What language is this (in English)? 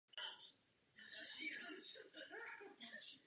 Czech